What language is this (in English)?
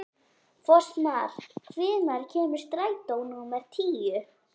Icelandic